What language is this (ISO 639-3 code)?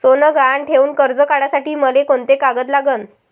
mar